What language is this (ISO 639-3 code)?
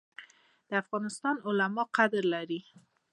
pus